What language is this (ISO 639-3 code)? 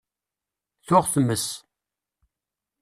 kab